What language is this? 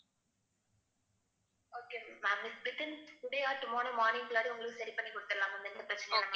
Tamil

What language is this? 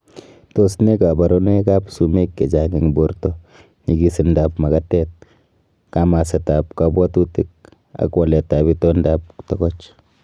Kalenjin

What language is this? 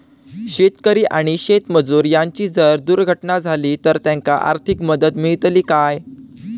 Marathi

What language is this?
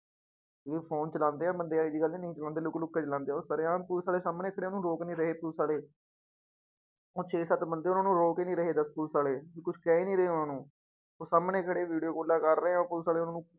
Punjabi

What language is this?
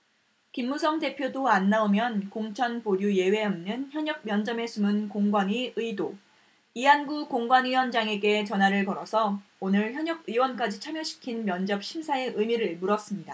Korean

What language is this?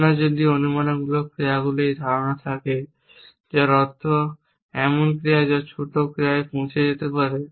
Bangla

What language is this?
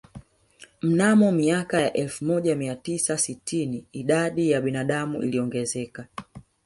Swahili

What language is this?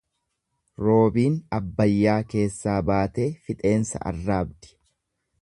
Oromo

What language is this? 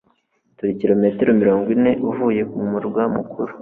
Kinyarwanda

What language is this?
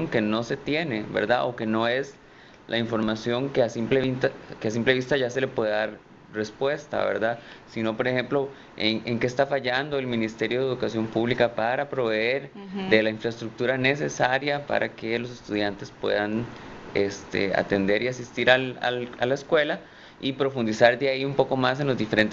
Spanish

